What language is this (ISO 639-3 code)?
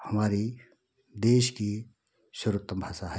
hin